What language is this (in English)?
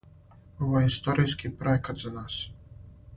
Serbian